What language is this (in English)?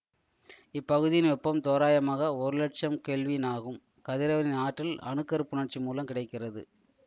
Tamil